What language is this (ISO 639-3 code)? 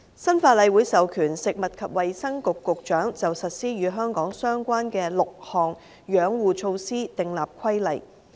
yue